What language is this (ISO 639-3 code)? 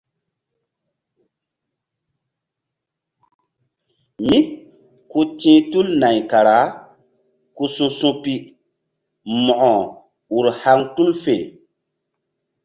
mdd